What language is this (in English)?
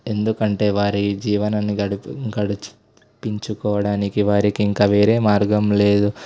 Telugu